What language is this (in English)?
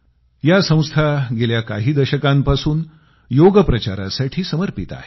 Marathi